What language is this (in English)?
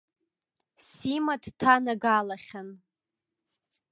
Abkhazian